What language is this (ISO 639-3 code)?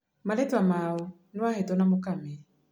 kik